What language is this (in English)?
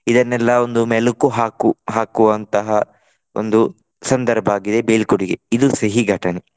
Kannada